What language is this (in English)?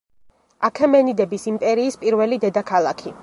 Georgian